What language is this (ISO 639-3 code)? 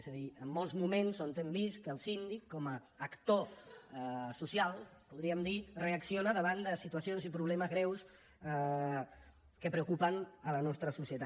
cat